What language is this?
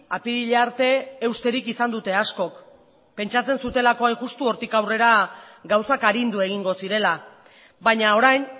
Basque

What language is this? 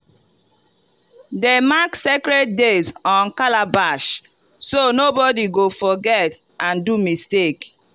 Nigerian Pidgin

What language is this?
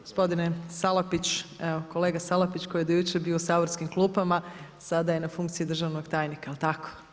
Croatian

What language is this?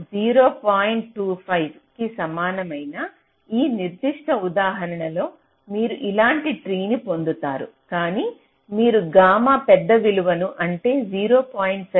Telugu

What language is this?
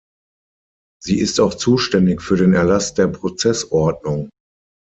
German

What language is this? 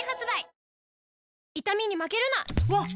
Japanese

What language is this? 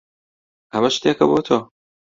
Central Kurdish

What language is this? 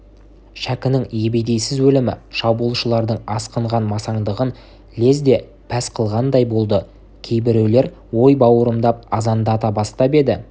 Kazakh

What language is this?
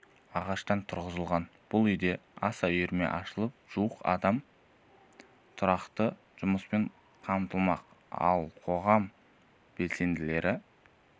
Kazakh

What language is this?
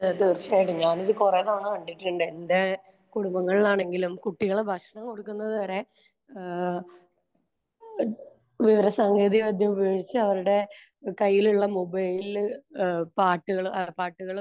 Malayalam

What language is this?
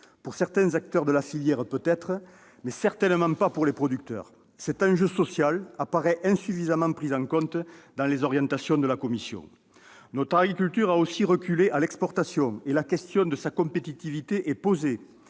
French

